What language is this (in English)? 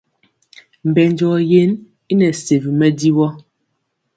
Mpiemo